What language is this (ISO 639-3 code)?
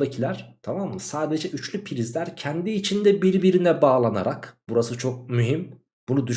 tur